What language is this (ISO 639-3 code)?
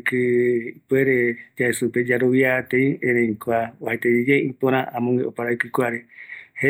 gui